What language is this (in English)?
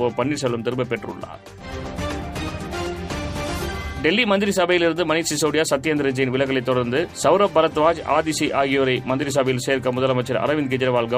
Tamil